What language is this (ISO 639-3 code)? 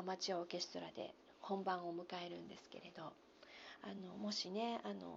jpn